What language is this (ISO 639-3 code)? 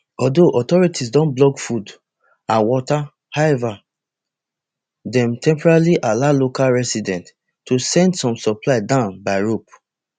pcm